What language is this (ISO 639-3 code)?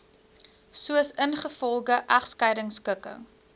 afr